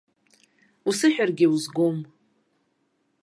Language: Abkhazian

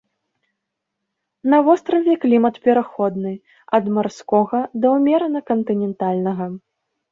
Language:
Belarusian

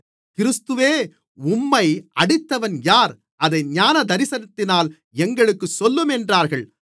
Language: Tamil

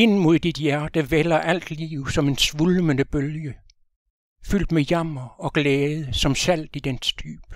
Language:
Danish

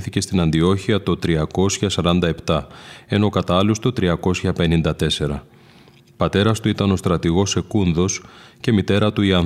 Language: Greek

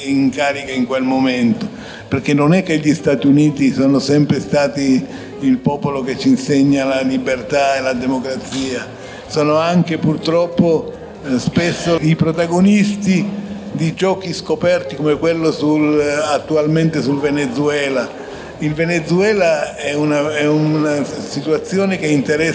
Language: Italian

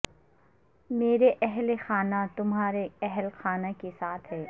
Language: Urdu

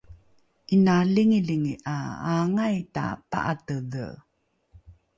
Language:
Rukai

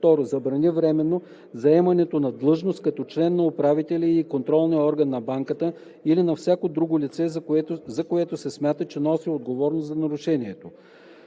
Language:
Bulgarian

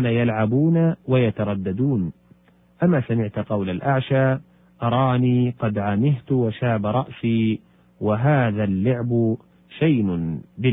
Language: Arabic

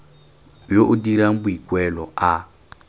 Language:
Tswana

